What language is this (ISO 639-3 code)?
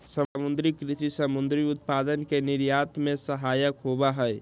mag